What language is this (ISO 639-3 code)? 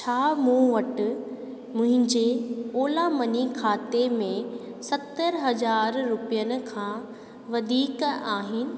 snd